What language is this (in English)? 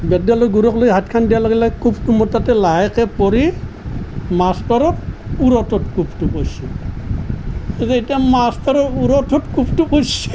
Assamese